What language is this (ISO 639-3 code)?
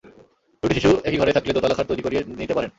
ben